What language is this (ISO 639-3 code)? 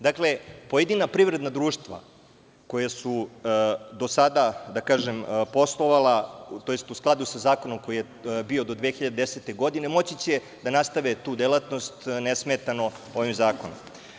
srp